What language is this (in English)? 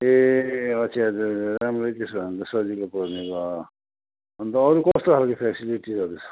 Nepali